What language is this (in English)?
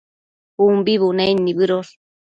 Matsés